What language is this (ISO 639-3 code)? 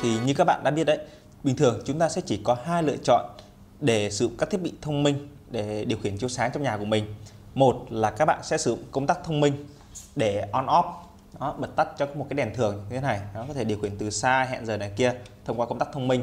vie